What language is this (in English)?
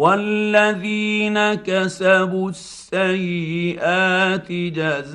Arabic